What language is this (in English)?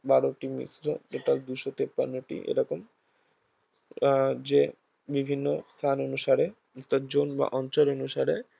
Bangla